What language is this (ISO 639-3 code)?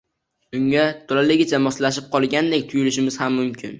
uzb